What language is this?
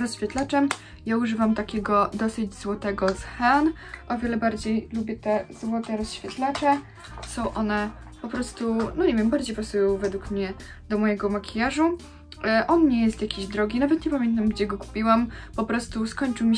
Polish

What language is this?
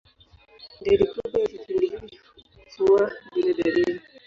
Swahili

